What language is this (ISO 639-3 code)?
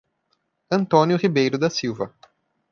por